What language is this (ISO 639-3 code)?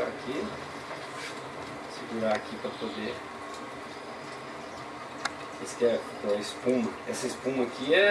por